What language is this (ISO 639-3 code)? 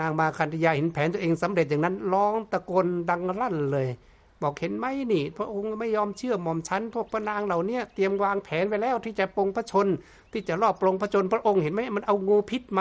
tha